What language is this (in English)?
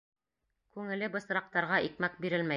Bashkir